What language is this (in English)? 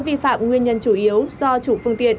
Vietnamese